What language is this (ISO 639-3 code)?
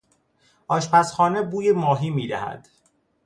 fas